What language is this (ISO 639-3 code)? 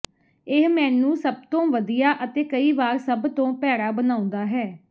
pan